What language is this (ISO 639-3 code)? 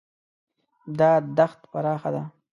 pus